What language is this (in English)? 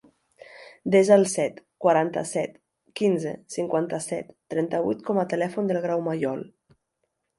Catalan